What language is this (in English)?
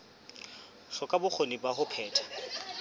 Southern Sotho